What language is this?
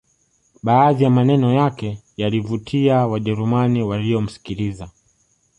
Swahili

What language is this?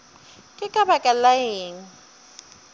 Northern Sotho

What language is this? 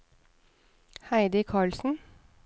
Norwegian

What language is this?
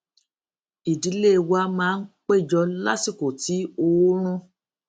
Yoruba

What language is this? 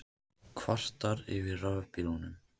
Icelandic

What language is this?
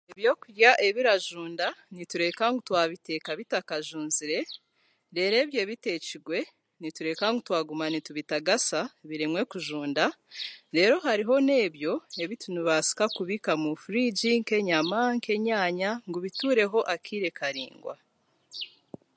Chiga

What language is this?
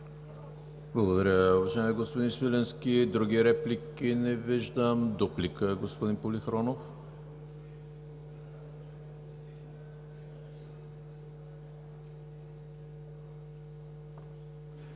Bulgarian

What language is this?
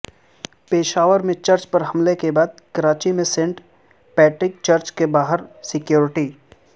Urdu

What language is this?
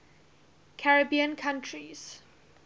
English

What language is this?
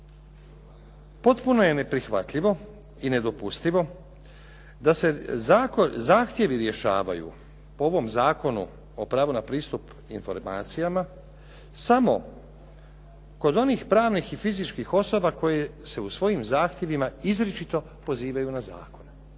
Croatian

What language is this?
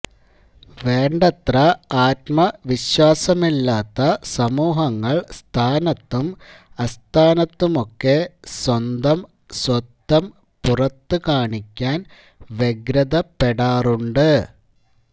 Malayalam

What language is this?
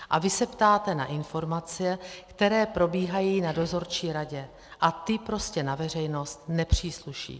Czech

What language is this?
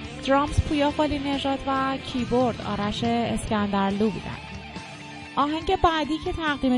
Persian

